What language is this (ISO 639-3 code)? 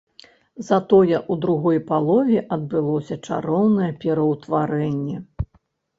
bel